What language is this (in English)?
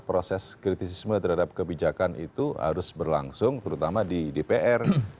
Indonesian